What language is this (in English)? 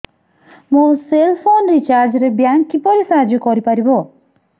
Odia